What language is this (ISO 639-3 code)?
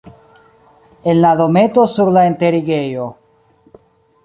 epo